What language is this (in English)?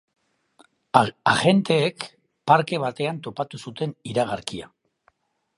Basque